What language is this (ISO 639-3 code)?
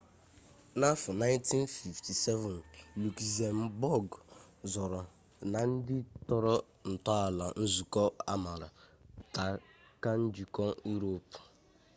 ibo